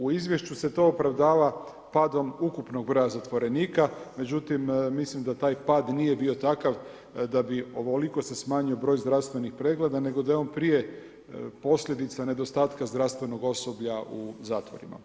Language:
Croatian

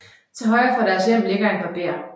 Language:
Danish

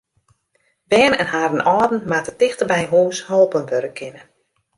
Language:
Western Frisian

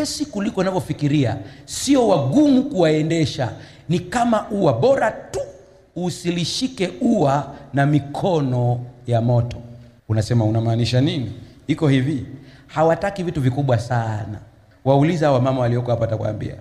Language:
Swahili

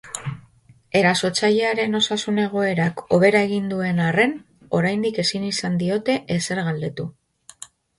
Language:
Basque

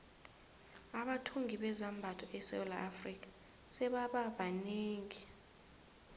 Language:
South Ndebele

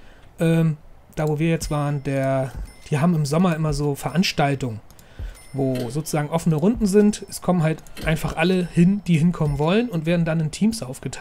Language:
German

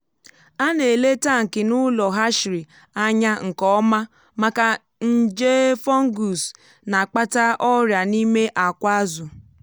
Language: Igbo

